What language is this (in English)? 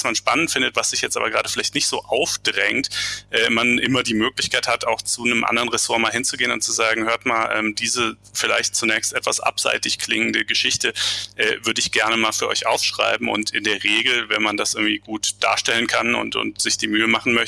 German